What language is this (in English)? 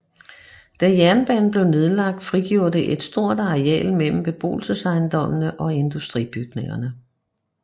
Danish